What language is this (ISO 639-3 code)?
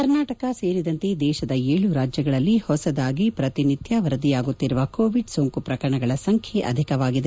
kan